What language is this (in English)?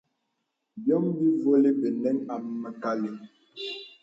Bebele